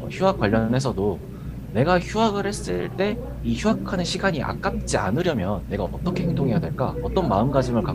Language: Korean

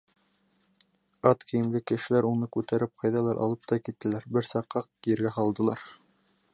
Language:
Bashkir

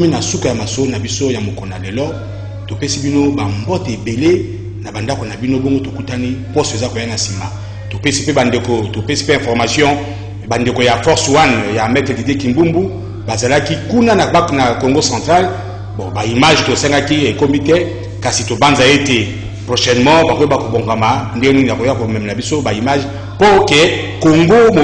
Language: French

